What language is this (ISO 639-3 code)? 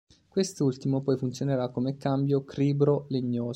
ita